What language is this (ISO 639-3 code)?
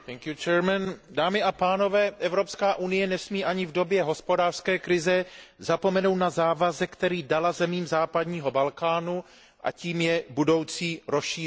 ces